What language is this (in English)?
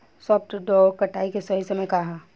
Bhojpuri